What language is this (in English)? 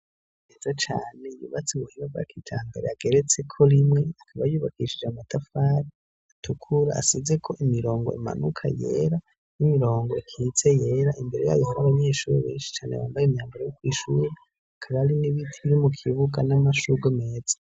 Rundi